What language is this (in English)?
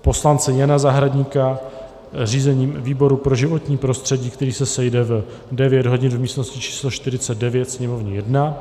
Czech